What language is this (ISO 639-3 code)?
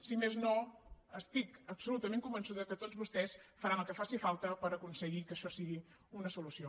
cat